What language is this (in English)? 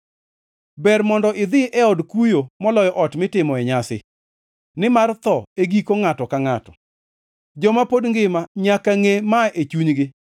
Luo (Kenya and Tanzania)